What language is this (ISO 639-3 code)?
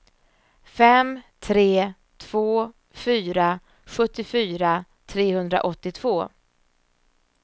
swe